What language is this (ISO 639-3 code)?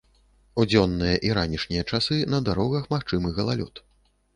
bel